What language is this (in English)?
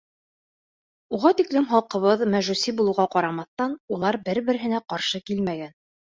Bashkir